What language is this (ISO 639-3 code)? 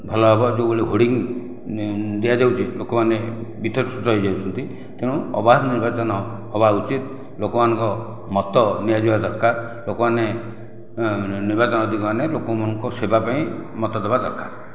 ori